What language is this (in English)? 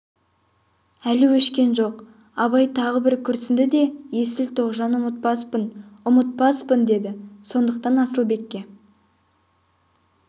Kazakh